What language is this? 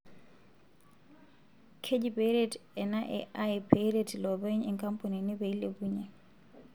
Masai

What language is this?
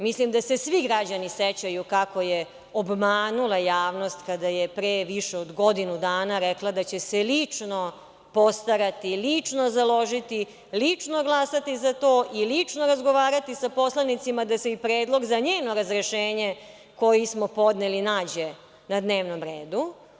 Serbian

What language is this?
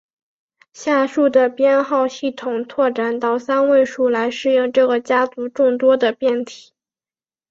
Chinese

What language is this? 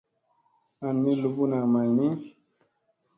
Musey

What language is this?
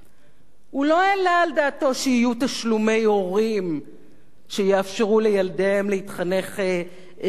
Hebrew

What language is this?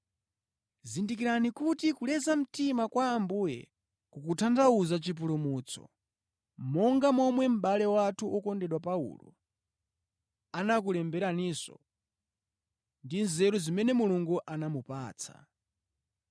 Nyanja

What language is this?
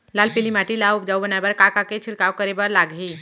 Chhattisgarhi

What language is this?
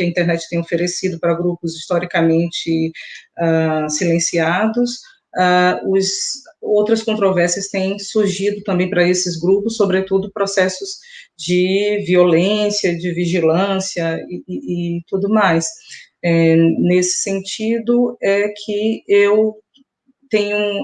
Portuguese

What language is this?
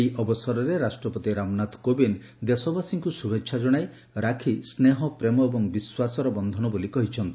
Odia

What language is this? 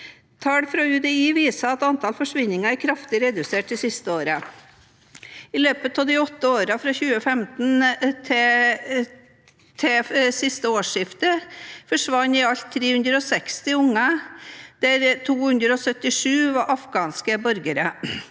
Norwegian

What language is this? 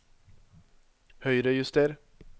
Norwegian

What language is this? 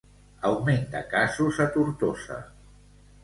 Catalan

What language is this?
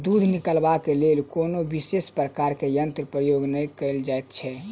Maithili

